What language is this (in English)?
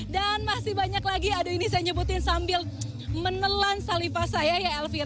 Indonesian